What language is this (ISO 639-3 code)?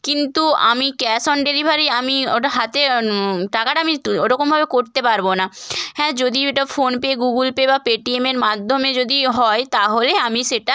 ben